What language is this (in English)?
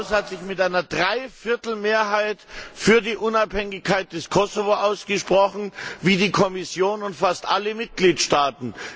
German